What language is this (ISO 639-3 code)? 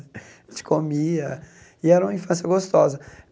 por